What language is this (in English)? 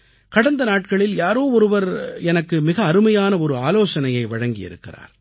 Tamil